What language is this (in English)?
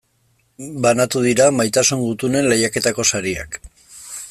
Basque